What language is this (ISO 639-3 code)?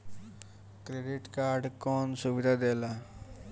bho